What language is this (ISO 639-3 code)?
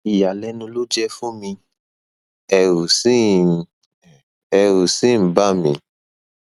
yor